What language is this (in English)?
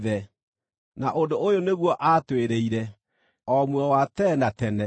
Kikuyu